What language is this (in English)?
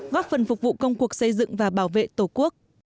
Vietnamese